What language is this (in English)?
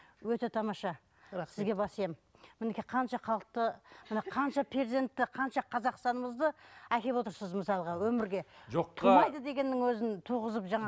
Kazakh